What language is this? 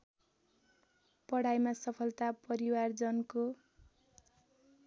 Nepali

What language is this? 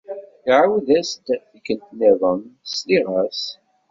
Kabyle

